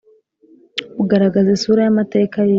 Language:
Kinyarwanda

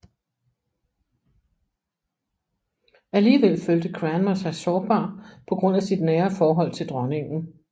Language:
Danish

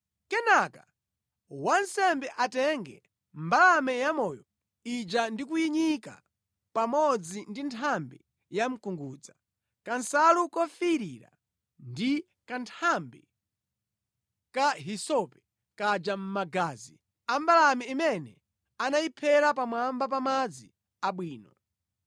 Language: Nyanja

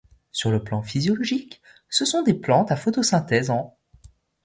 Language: French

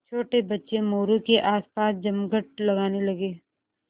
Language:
Hindi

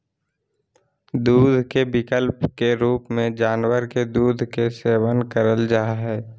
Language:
Magahi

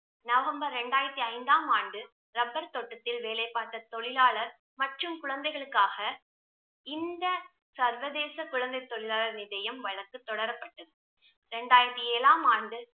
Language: Tamil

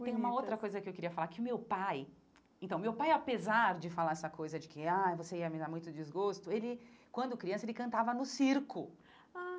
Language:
Portuguese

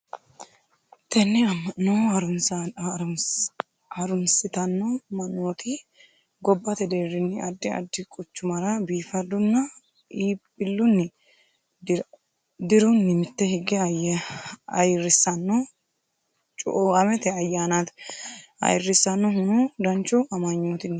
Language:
Sidamo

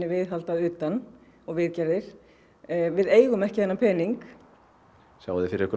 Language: Icelandic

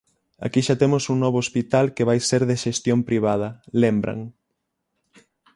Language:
Galician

